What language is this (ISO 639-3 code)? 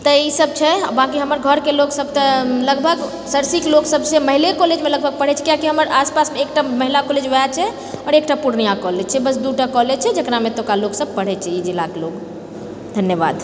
mai